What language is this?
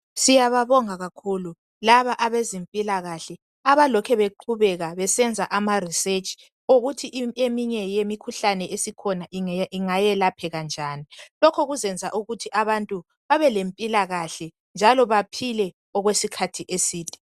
North Ndebele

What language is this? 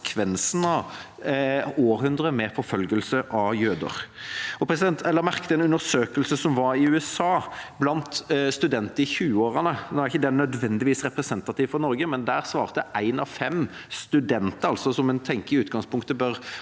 Norwegian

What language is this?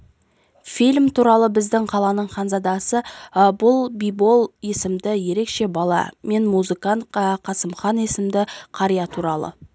Kazakh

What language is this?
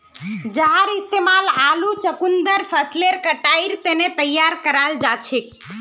Magahi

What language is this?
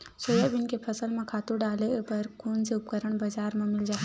Chhattisgarhi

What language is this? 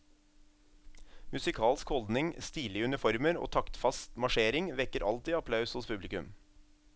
Norwegian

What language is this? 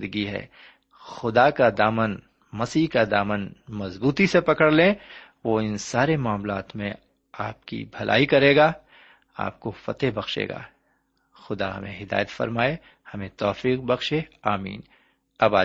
Urdu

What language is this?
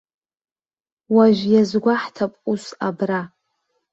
Abkhazian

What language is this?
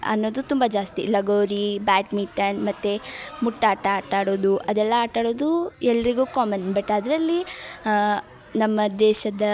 Kannada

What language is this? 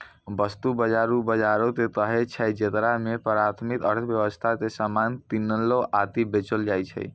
Maithili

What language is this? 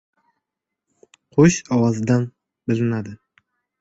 Uzbek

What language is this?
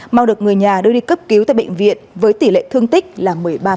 Vietnamese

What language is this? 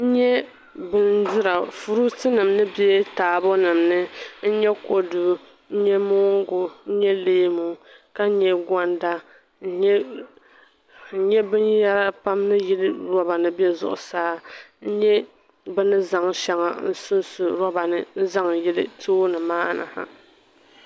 Dagbani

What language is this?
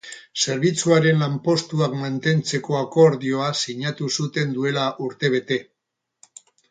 Basque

